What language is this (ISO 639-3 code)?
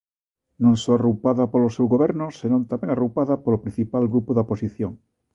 glg